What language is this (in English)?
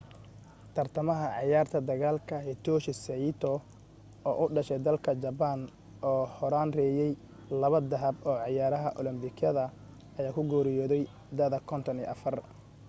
Somali